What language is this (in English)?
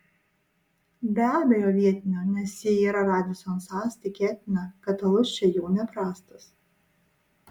Lithuanian